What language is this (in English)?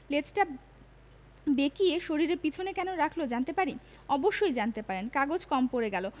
Bangla